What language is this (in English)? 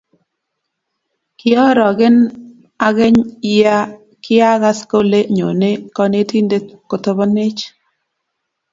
Kalenjin